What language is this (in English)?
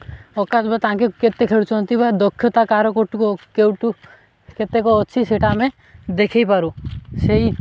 Odia